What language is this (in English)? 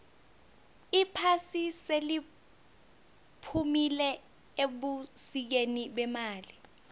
South Ndebele